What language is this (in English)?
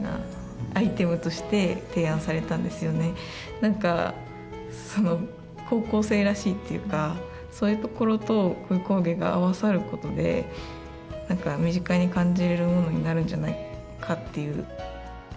Japanese